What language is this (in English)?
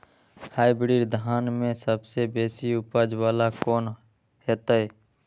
Maithili